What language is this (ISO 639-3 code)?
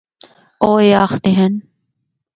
hno